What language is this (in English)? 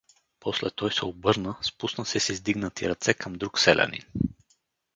Bulgarian